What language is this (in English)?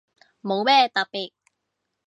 Cantonese